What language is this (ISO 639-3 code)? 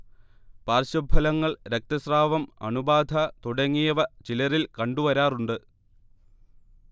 mal